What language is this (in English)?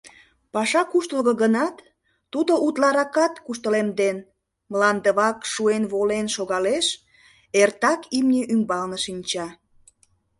Mari